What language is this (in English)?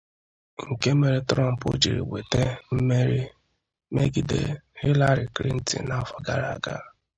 Igbo